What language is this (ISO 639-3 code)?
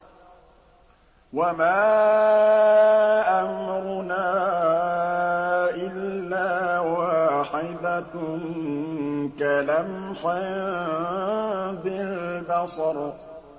ara